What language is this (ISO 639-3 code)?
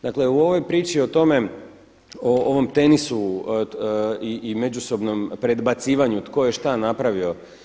hrv